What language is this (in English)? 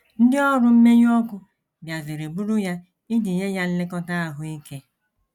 Igbo